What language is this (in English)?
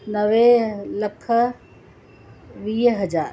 Sindhi